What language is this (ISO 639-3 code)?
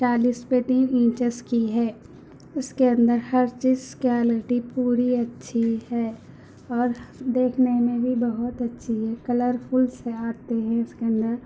urd